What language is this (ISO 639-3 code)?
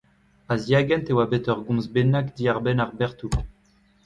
bre